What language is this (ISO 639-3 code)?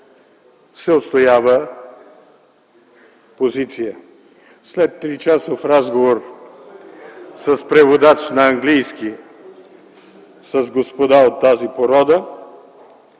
bul